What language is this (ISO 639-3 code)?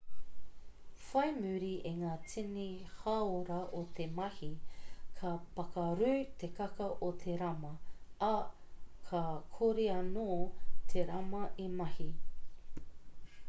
mri